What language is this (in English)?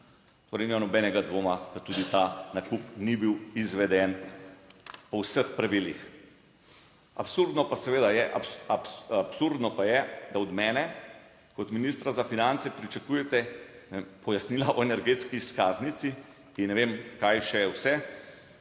Slovenian